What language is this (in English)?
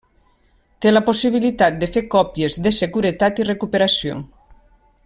Catalan